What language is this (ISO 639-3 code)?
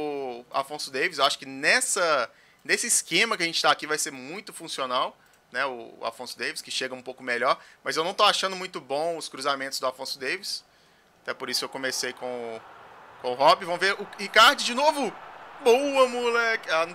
por